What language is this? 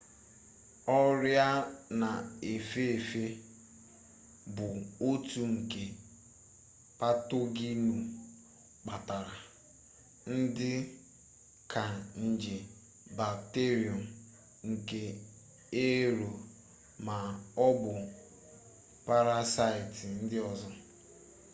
Igbo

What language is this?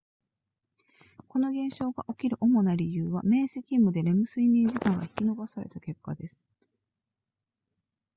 Japanese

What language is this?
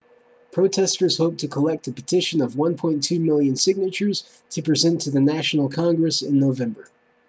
English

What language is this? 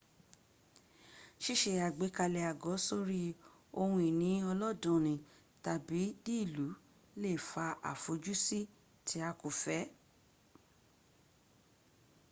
Yoruba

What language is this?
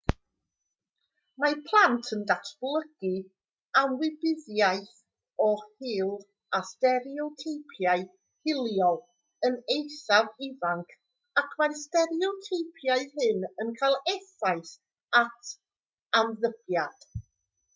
Welsh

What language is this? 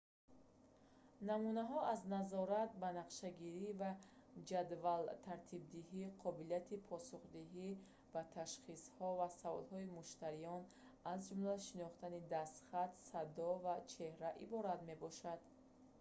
Tajik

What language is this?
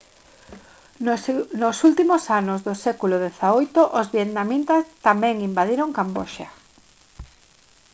Galician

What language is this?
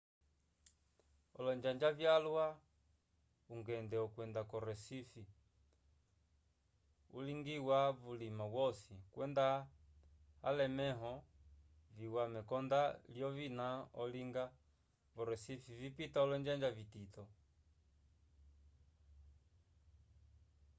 Umbundu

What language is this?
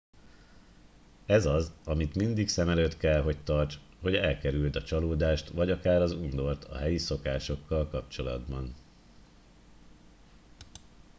Hungarian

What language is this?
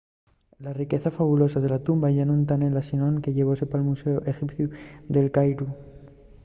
Asturian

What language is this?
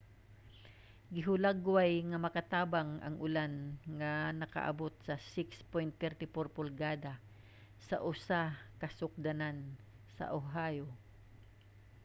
Cebuano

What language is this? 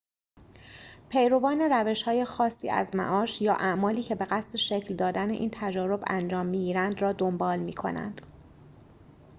Persian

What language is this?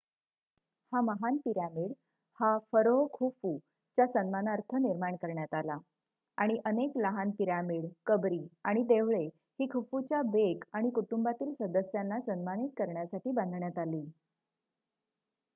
Marathi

